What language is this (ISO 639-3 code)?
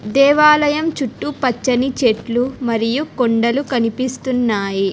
tel